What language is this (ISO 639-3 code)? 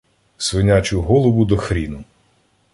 ukr